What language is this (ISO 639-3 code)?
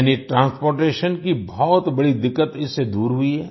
hin